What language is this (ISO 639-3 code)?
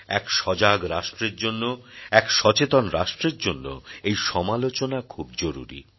ben